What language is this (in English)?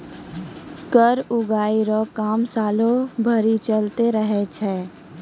Maithili